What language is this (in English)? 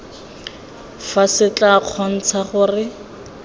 Tswana